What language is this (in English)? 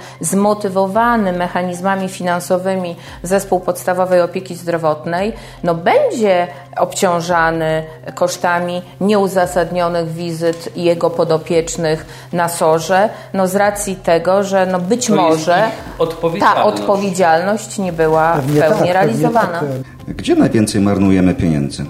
Polish